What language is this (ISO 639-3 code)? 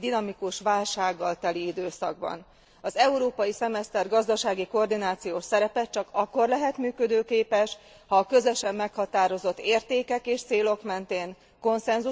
hun